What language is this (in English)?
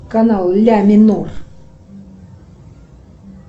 Russian